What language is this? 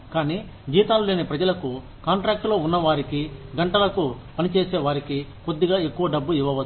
Telugu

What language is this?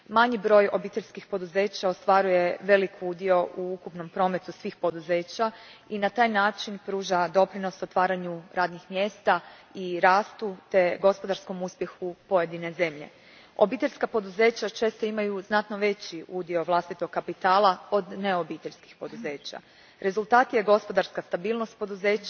Croatian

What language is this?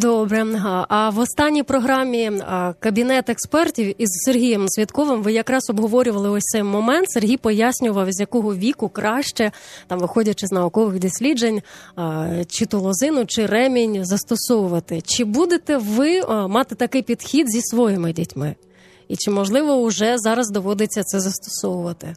Ukrainian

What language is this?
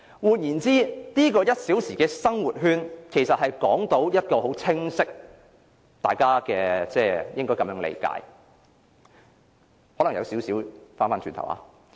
Cantonese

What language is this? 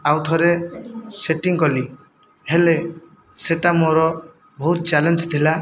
Odia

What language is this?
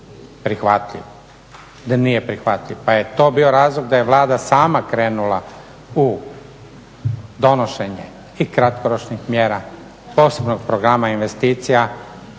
Croatian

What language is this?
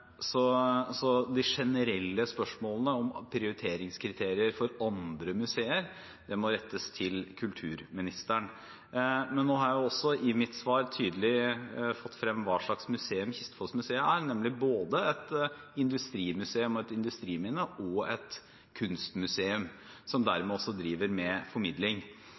Norwegian Bokmål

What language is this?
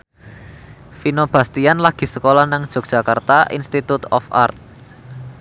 Javanese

